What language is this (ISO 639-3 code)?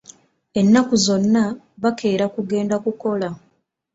lug